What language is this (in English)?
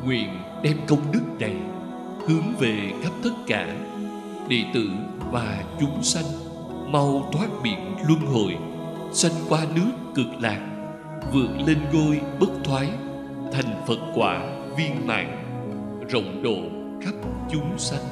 Vietnamese